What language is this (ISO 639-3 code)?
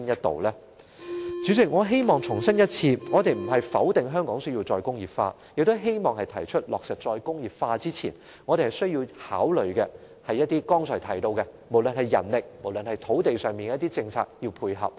yue